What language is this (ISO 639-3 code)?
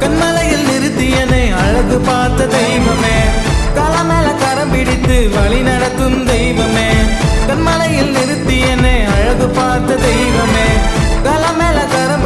kor